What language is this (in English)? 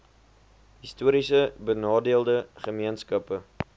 Afrikaans